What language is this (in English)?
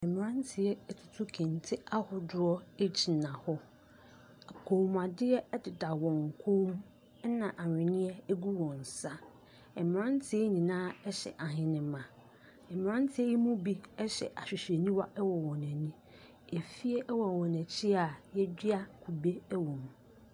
Akan